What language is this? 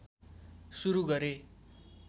Nepali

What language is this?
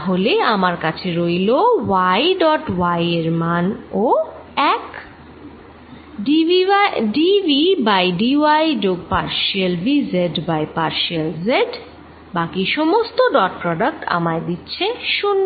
Bangla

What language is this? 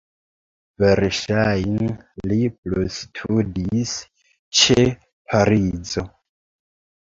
Esperanto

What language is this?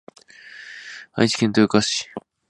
Japanese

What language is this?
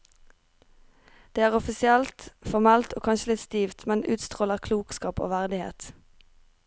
Norwegian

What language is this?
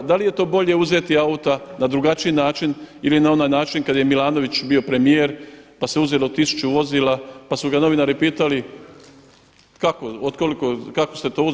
Croatian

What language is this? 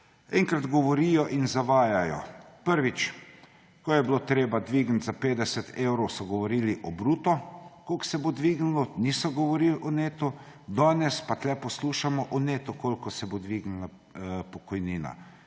Slovenian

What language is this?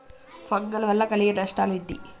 Telugu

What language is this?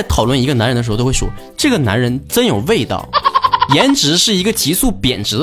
Chinese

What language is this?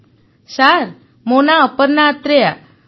Odia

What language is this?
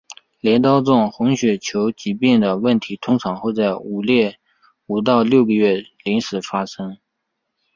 Chinese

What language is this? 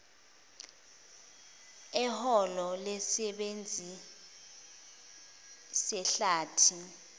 Zulu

